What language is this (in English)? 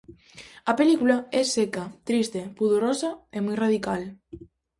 Galician